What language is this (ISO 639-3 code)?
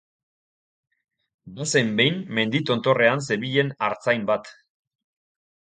eus